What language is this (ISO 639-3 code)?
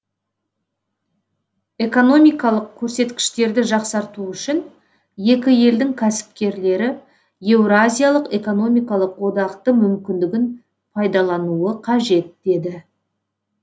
kaz